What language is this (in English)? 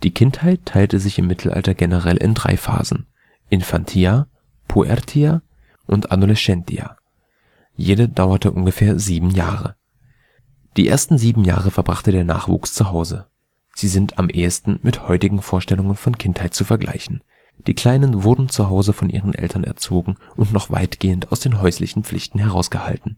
German